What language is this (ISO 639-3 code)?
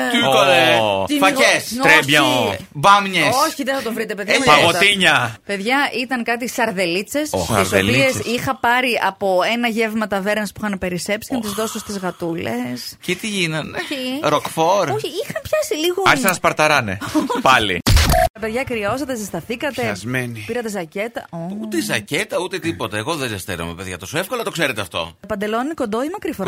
ell